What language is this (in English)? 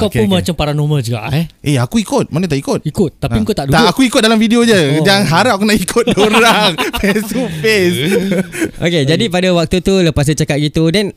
Malay